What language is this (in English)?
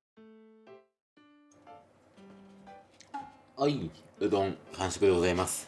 Japanese